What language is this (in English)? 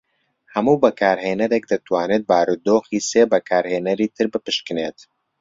Central Kurdish